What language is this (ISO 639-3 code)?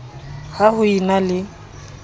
sot